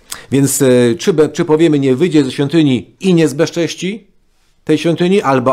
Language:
Polish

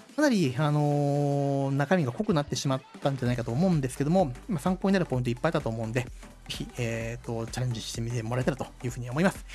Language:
Japanese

